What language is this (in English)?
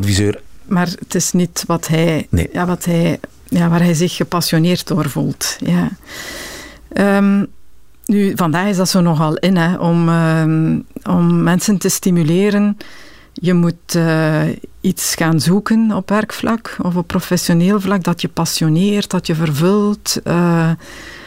Dutch